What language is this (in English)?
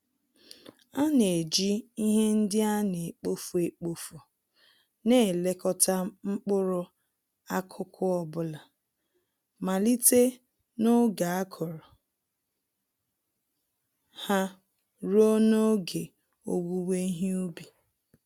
Igbo